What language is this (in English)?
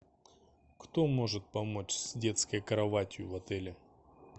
Russian